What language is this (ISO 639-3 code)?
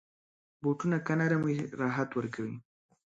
pus